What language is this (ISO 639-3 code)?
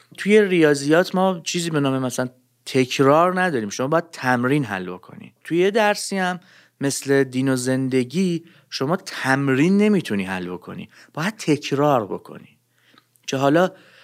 fas